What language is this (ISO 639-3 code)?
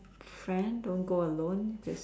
eng